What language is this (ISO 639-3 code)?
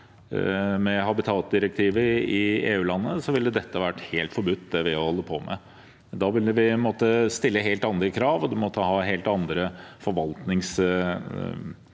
nor